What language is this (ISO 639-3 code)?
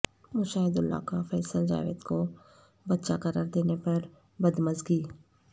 urd